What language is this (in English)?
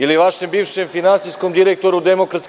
Serbian